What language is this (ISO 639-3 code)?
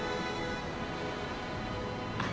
jpn